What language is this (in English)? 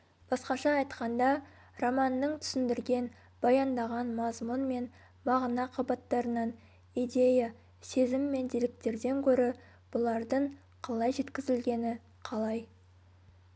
Kazakh